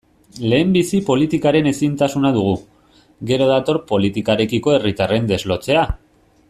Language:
Basque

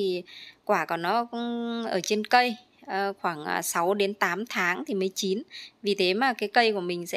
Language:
Vietnamese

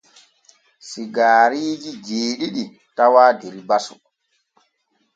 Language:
Borgu Fulfulde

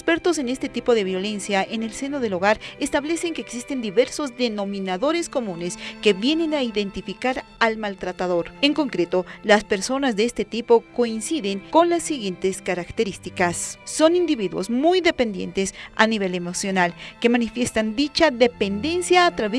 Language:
Spanish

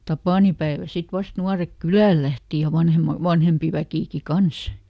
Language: Finnish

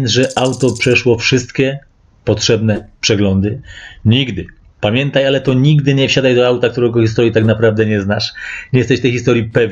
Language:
Polish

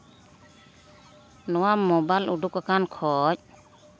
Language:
Santali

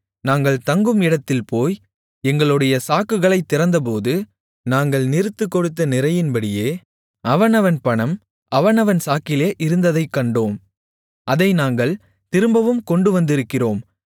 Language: Tamil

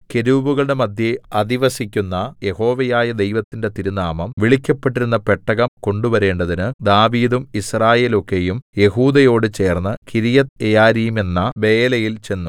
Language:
Malayalam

